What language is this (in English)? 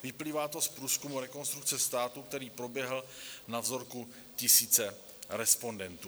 Czech